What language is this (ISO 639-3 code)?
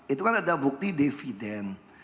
ind